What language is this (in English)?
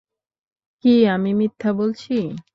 Bangla